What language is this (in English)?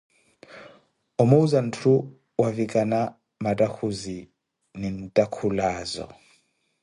Koti